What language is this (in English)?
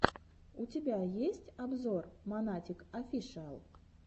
Russian